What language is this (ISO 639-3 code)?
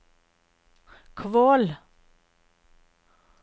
nor